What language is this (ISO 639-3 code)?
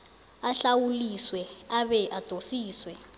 nbl